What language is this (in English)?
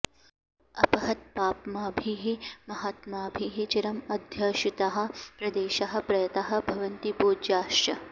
Sanskrit